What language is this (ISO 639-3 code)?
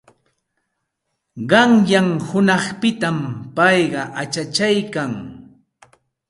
qxt